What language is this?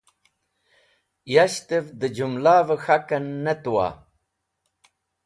Wakhi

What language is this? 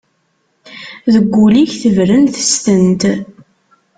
Kabyle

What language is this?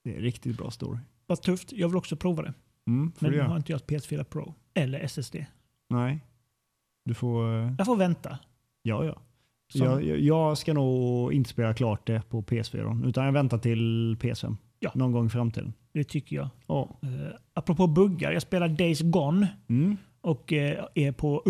Swedish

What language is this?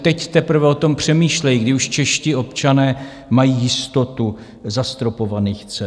Czech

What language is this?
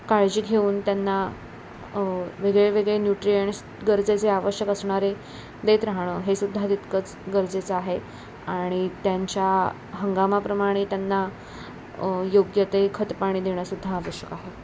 Marathi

